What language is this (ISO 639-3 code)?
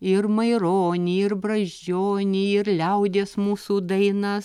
lit